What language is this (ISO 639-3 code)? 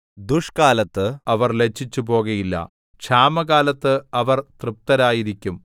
mal